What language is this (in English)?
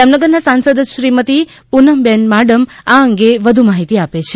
Gujarati